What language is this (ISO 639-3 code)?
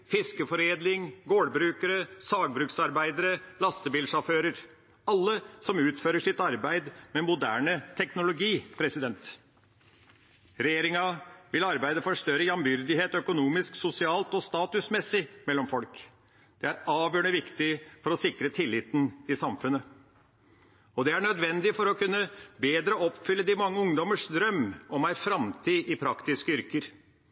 nob